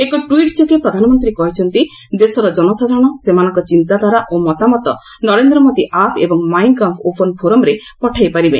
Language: Odia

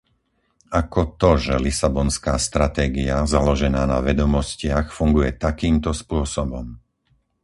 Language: Slovak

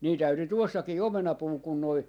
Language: Finnish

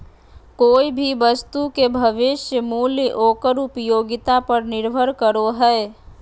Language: Magahi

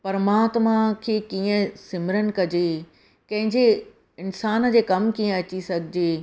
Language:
Sindhi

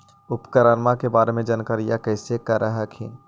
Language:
Magahi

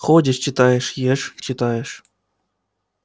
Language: Russian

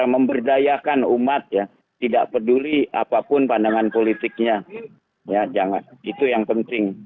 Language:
Indonesian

